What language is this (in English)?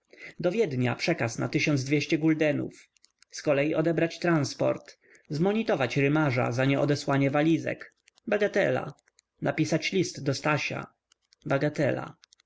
Polish